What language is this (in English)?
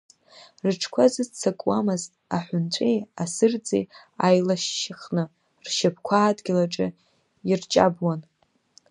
Abkhazian